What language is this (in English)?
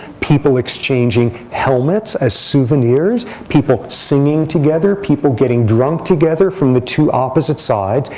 English